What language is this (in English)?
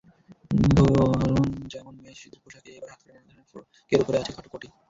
Bangla